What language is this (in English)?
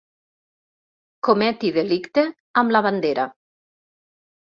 Catalan